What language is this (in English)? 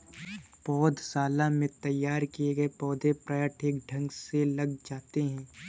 Hindi